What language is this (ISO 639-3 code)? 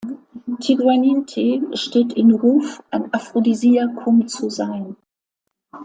deu